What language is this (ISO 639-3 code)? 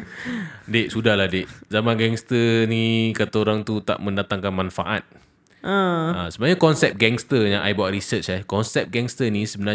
msa